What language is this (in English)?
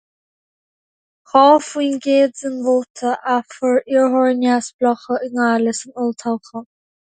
Irish